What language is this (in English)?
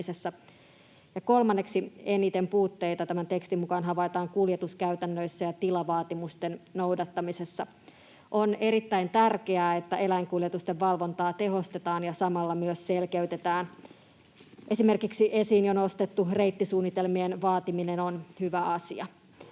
Finnish